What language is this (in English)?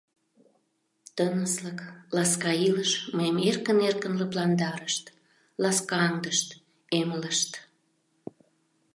Mari